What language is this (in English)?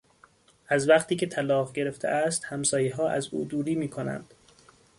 Persian